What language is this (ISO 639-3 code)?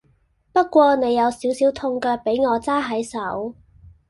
yue